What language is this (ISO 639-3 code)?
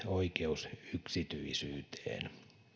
fin